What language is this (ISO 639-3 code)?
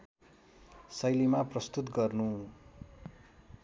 nep